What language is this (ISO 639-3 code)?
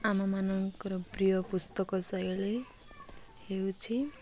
ori